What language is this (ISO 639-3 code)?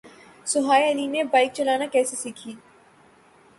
urd